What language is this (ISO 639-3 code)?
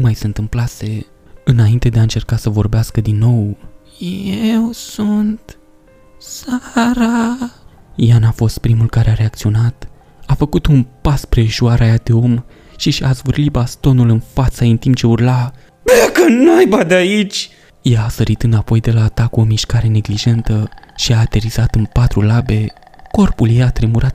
ron